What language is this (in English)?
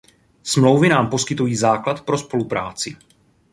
Czech